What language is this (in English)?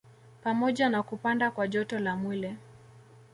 Swahili